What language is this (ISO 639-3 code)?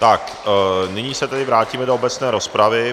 ces